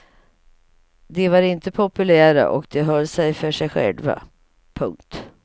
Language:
Swedish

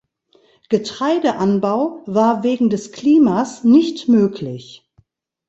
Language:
German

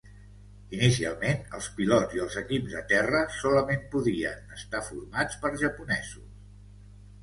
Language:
Catalan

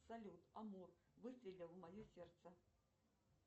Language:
Russian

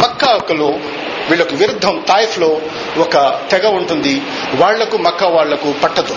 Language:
Telugu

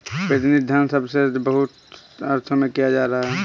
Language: Hindi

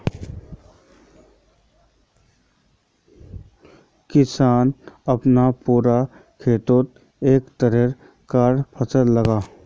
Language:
Magahi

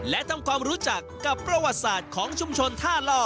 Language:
Thai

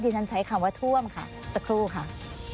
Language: Thai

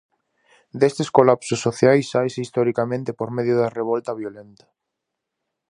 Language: Galician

